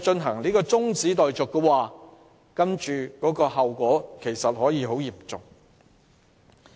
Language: Cantonese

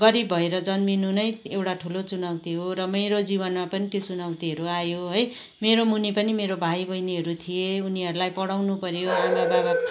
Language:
Nepali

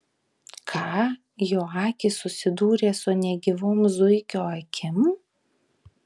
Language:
Lithuanian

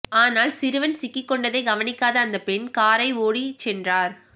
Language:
Tamil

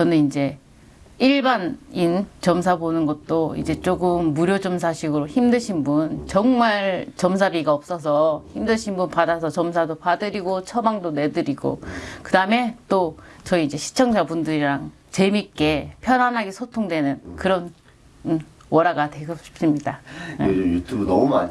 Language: Korean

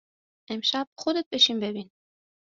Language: Persian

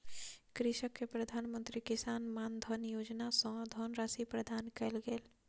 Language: Maithili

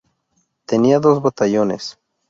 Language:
Spanish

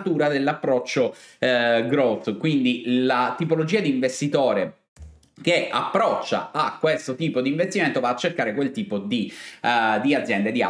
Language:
Italian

